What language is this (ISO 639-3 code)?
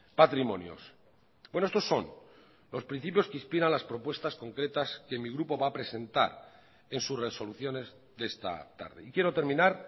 spa